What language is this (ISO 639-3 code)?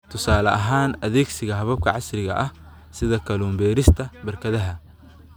som